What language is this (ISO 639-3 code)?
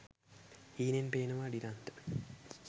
sin